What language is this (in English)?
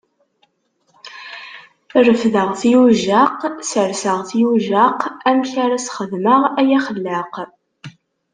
Kabyle